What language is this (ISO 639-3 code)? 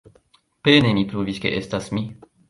epo